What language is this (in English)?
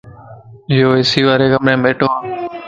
Lasi